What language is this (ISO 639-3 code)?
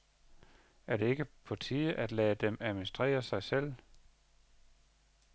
dan